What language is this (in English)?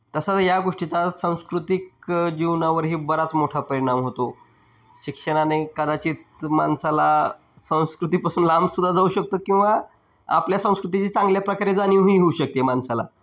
Marathi